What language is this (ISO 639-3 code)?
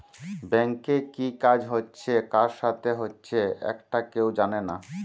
ben